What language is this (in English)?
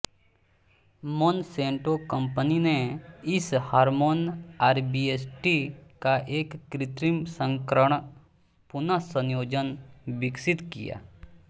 Hindi